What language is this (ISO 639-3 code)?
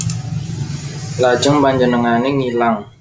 jav